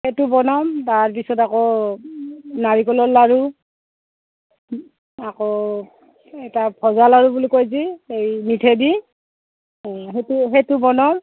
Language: Assamese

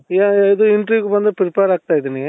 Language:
Kannada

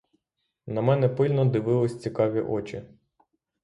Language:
Ukrainian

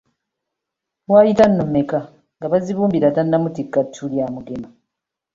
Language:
Ganda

